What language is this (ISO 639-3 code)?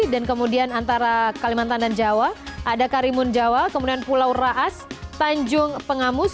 ind